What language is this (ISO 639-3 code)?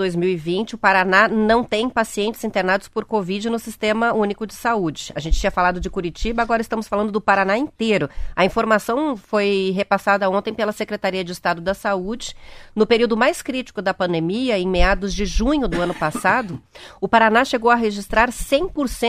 por